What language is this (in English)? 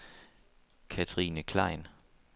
Danish